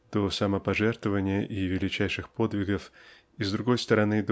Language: Russian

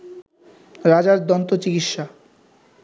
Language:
Bangla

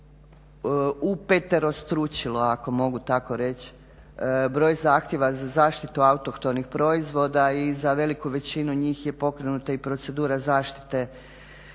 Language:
Croatian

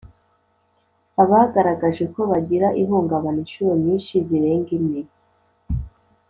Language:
Kinyarwanda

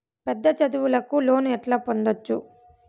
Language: Telugu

